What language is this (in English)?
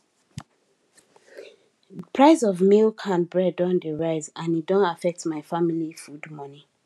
Nigerian Pidgin